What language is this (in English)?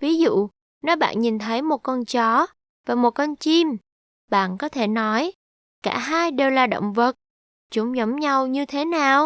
Vietnamese